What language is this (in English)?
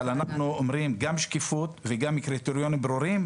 Hebrew